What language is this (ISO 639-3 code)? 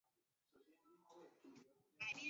zho